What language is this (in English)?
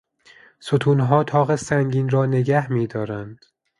Persian